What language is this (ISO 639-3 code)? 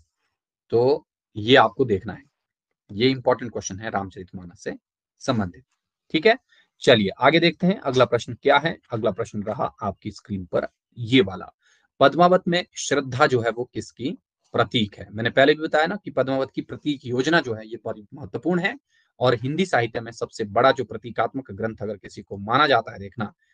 hin